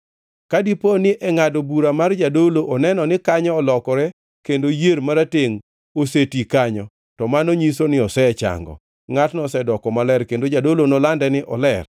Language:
Luo (Kenya and Tanzania)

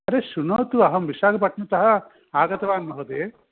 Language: Sanskrit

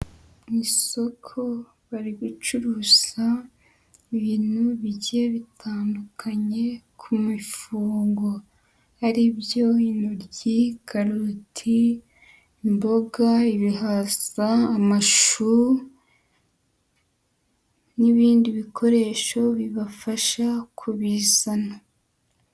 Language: Kinyarwanda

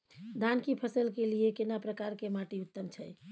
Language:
Maithili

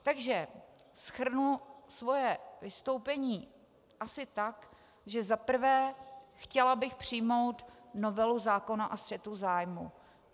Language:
Czech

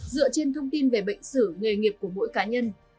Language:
Vietnamese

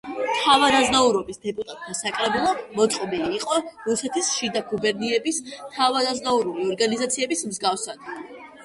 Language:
Georgian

